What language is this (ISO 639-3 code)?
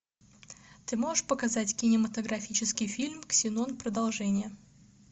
rus